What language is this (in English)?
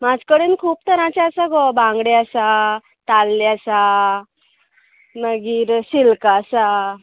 Konkani